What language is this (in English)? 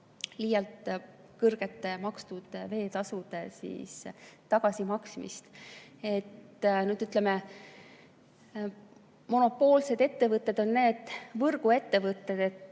Estonian